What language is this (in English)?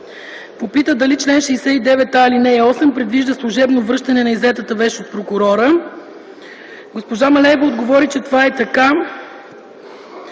Bulgarian